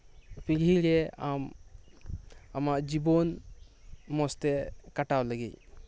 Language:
Santali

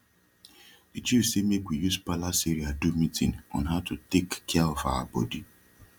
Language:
Nigerian Pidgin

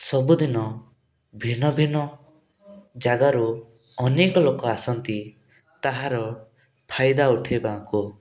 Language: Odia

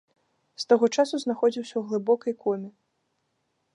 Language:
Belarusian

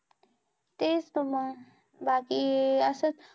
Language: Marathi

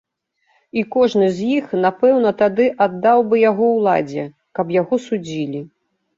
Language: Belarusian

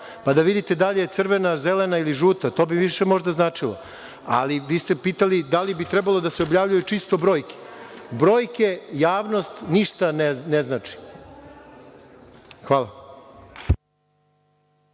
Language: Serbian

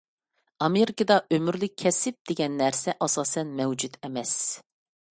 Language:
Uyghur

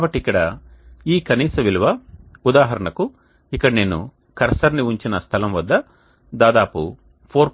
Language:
Telugu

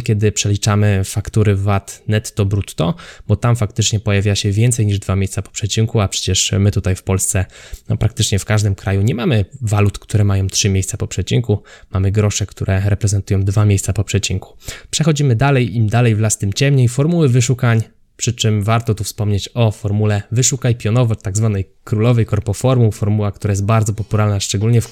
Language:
Polish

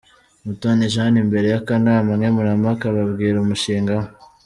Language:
Kinyarwanda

